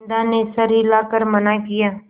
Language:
Hindi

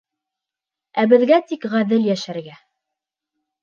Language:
Bashkir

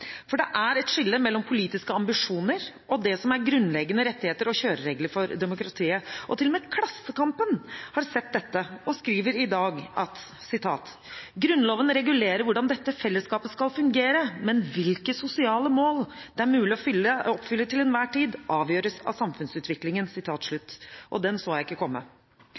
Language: Norwegian Bokmål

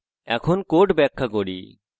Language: Bangla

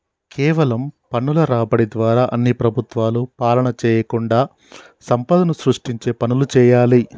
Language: Telugu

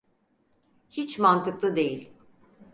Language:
Turkish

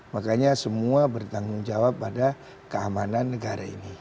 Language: Indonesian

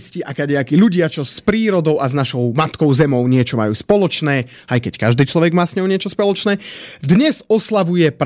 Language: Slovak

